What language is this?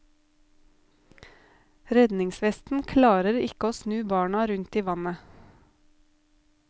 Norwegian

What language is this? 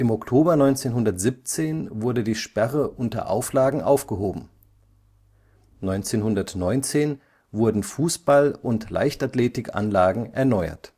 German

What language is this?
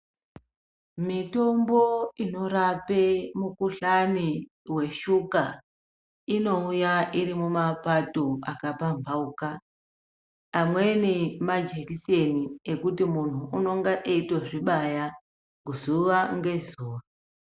Ndau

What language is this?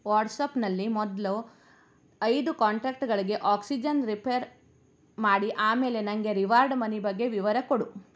Kannada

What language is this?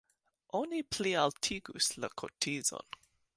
Esperanto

